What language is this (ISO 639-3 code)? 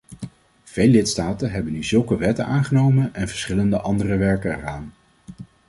nld